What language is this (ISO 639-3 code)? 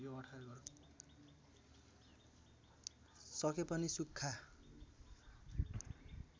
nep